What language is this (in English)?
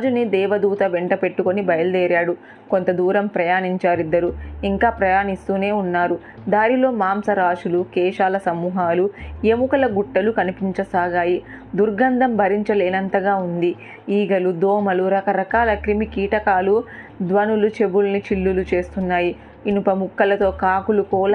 Telugu